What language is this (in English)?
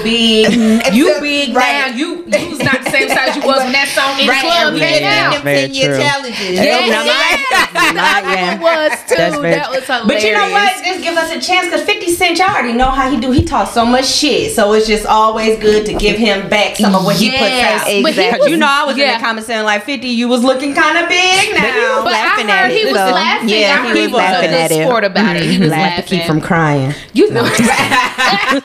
English